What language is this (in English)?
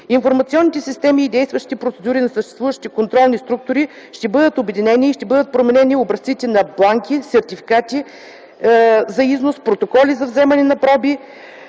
Bulgarian